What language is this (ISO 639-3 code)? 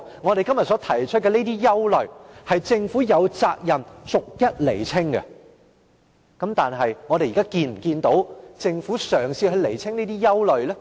yue